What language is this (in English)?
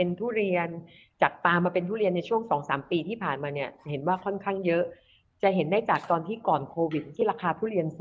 Thai